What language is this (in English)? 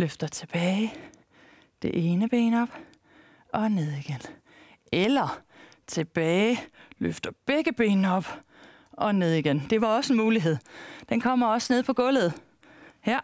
Danish